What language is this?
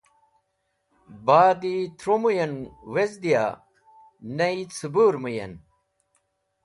Wakhi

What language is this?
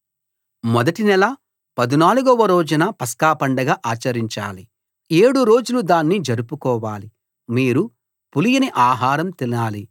Telugu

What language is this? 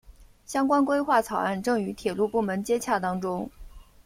Chinese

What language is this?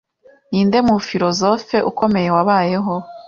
Kinyarwanda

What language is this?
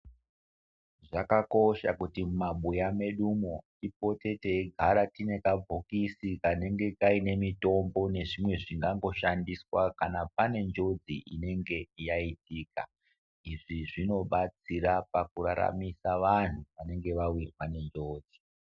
Ndau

